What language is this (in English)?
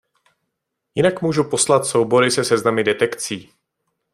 Czech